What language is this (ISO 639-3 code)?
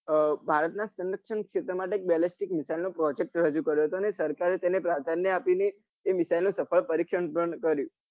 guj